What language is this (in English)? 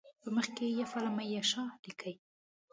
Pashto